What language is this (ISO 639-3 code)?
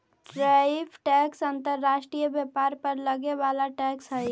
mag